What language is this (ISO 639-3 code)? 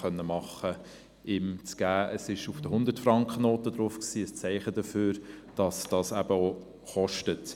gsw